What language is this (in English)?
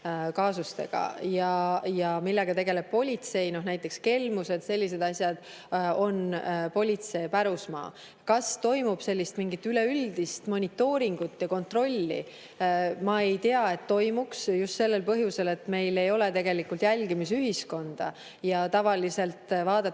Estonian